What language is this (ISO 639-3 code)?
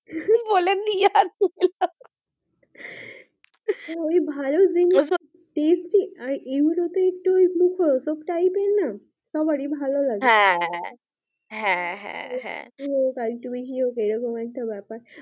ben